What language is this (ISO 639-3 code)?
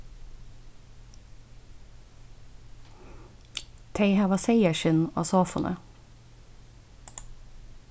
fao